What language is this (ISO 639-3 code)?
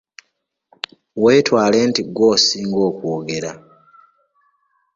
lug